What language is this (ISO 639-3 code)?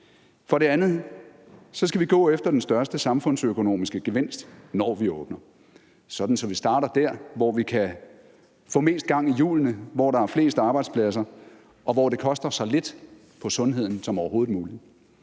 dan